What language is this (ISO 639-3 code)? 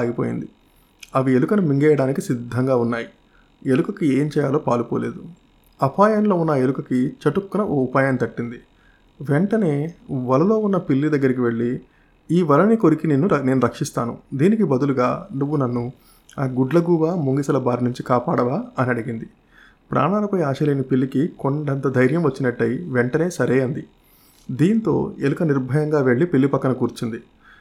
tel